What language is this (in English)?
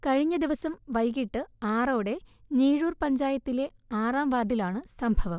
Malayalam